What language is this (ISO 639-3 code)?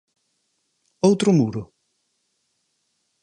glg